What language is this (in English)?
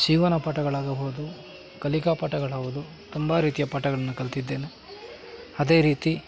Kannada